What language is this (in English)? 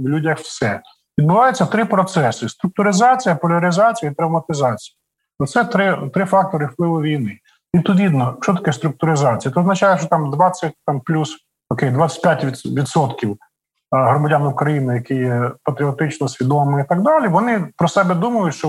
Ukrainian